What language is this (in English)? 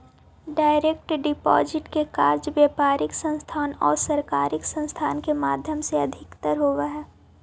Magahi